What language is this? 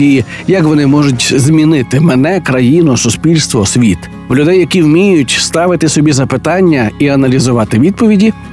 Ukrainian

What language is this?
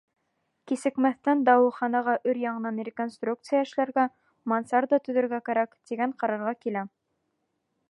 Bashkir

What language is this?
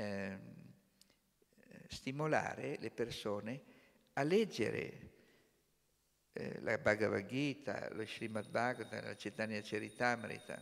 Italian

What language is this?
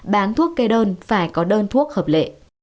Vietnamese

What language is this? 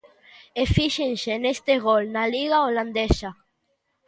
Galician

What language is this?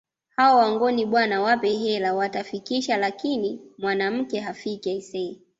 Swahili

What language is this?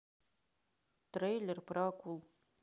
Russian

